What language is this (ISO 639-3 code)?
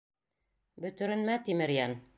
bak